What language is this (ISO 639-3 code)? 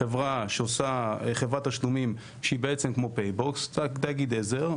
heb